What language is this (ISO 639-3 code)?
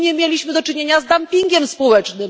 pol